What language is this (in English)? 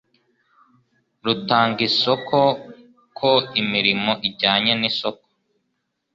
Kinyarwanda